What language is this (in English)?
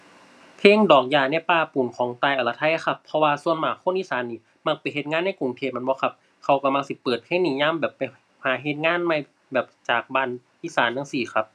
Thai